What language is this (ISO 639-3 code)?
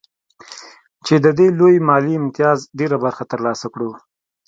pus